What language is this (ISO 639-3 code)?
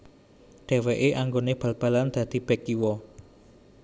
jav